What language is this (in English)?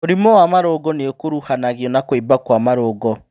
Kikuyu